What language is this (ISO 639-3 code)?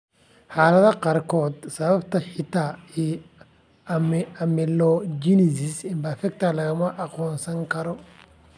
som